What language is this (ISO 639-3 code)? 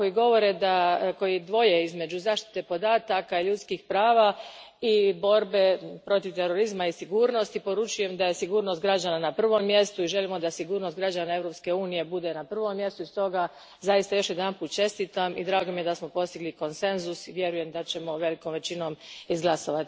hrv